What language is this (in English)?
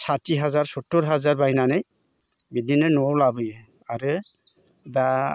Bodo